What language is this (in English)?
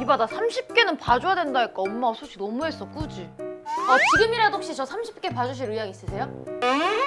Korean